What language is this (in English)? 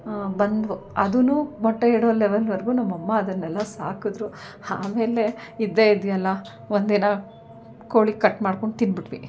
Kannada